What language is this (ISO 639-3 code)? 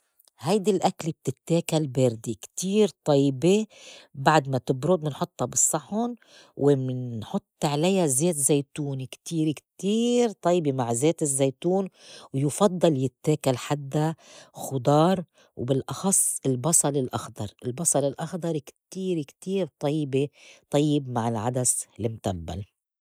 apc